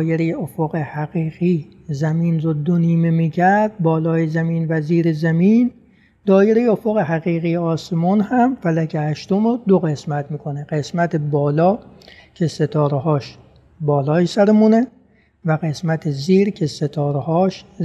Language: Persian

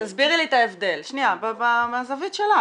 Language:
Hebrew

